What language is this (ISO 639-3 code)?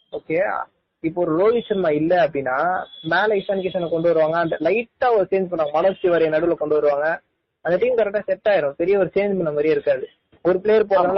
tam